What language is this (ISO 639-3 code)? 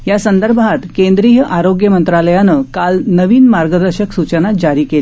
mar